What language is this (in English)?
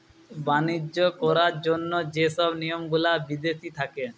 Bangla